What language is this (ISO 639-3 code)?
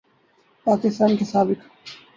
urd